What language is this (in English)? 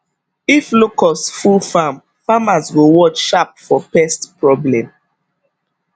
Nigerian Pidgin